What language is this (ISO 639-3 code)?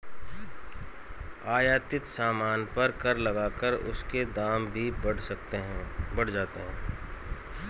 hin